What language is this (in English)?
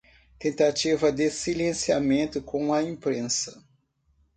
Portuguese